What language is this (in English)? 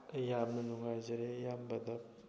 Manipuri